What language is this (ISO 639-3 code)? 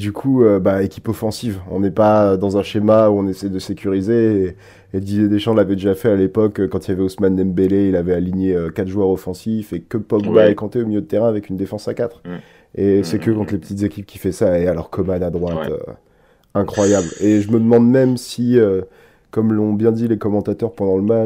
fra